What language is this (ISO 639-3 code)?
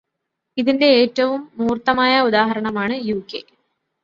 mal